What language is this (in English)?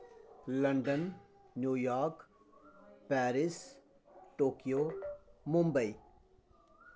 Dogri